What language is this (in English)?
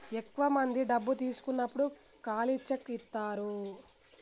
Telugu